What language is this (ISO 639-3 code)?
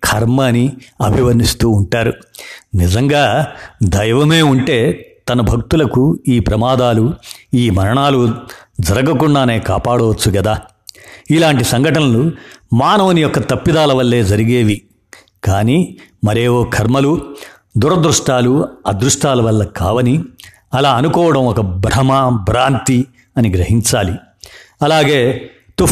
tel